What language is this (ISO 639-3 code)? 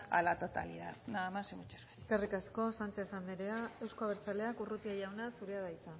eus